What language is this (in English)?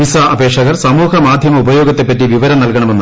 Malayalam